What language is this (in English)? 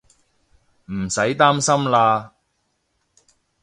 Cantonese